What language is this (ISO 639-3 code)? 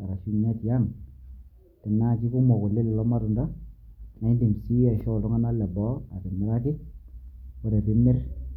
mas